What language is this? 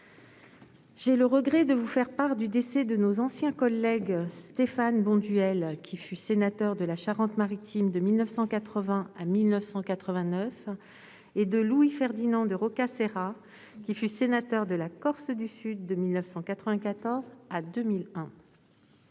French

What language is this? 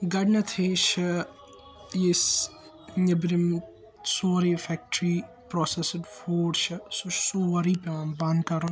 Kashmiri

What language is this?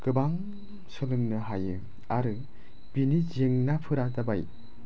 Bodo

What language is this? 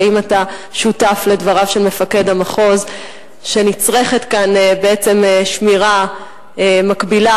Hebrew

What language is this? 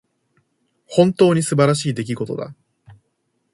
Japanese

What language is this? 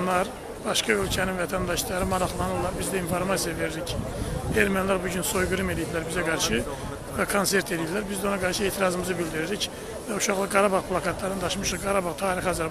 Turkish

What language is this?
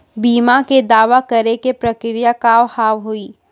Maithili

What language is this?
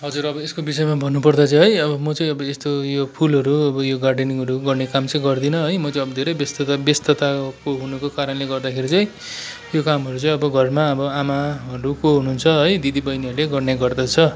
Nepali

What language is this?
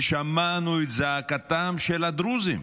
Hebrew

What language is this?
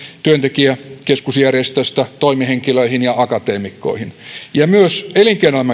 Finnish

